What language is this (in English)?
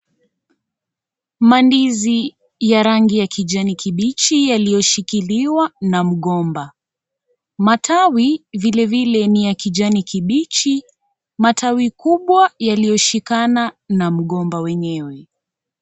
Swahili